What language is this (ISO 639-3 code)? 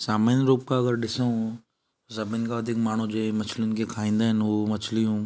snd